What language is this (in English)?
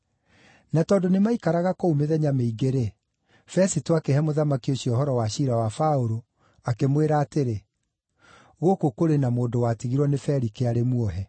Kikuyu